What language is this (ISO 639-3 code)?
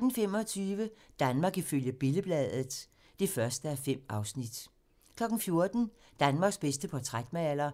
dan